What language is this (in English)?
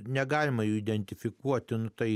Lithuanian